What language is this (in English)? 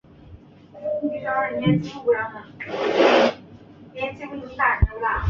Chinese